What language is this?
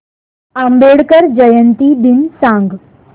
Marathi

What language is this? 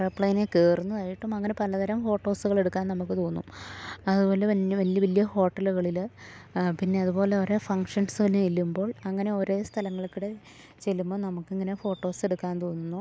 Malayalam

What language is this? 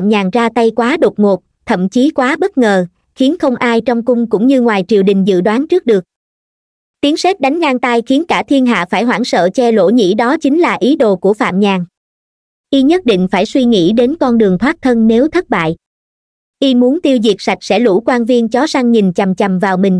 Vietnamese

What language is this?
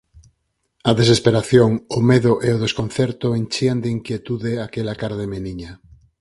Galician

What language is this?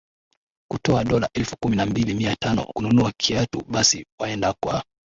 Swahili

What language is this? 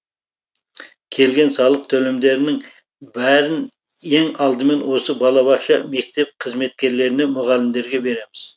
Kazakh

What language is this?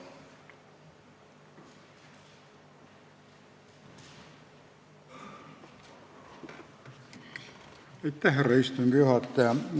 Estonian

